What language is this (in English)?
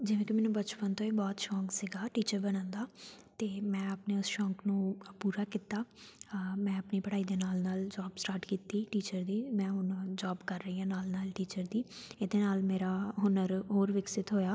Punjabi